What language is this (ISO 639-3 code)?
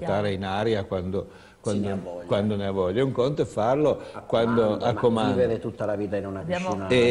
ita